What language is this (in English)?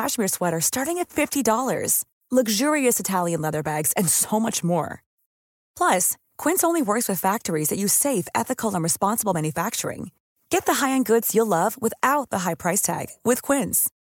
Swedish